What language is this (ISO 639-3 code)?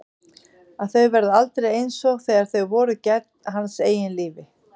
isl